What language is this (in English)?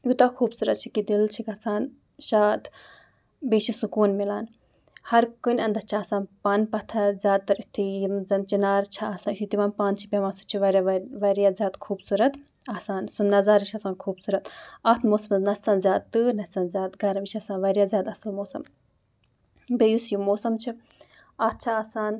Kashmiri